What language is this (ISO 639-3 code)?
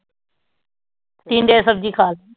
pan